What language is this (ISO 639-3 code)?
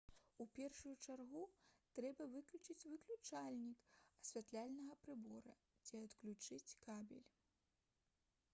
bel